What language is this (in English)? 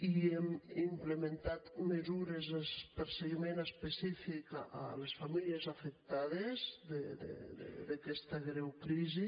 Catalan